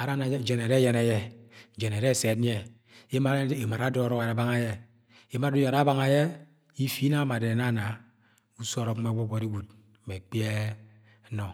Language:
Agwagwune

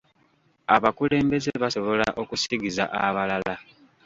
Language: Ganda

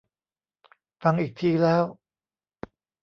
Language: Thai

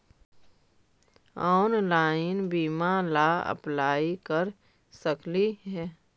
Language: Magahi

